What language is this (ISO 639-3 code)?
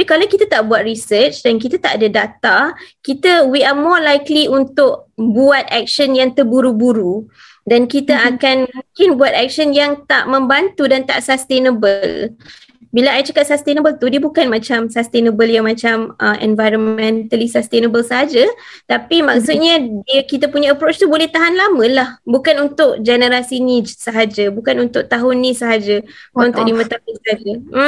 msa